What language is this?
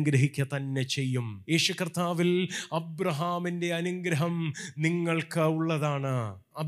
Malayalam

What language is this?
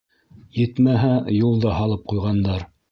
Bashkir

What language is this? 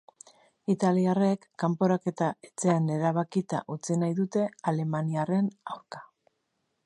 Basque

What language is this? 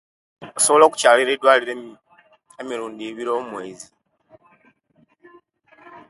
Kenyi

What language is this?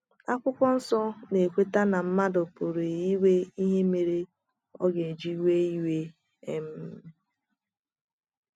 Igbo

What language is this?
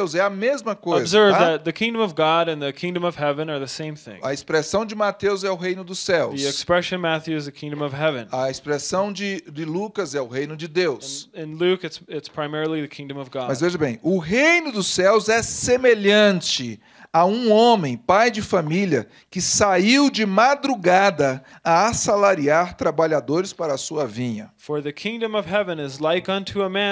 Portuguese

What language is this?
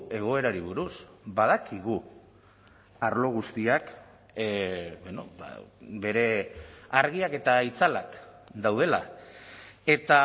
Basque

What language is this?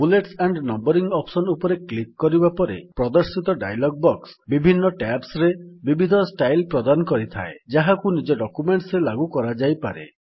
Odia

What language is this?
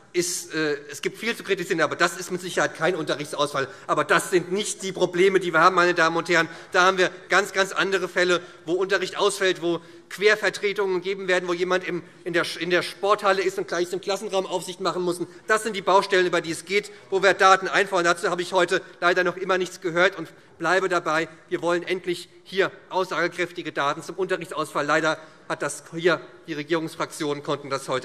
German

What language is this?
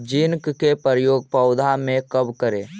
Magahi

